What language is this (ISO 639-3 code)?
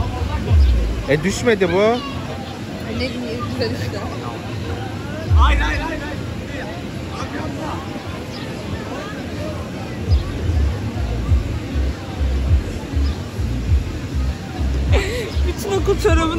tur